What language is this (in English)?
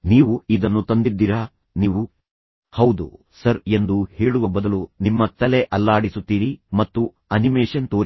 Kannada